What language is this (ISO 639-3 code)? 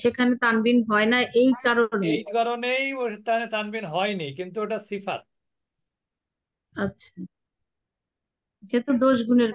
ben